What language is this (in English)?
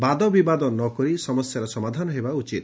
Odia